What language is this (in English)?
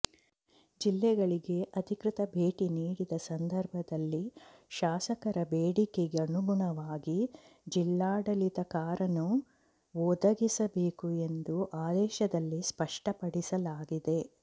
Kannada